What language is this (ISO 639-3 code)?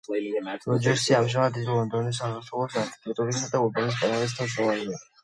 kat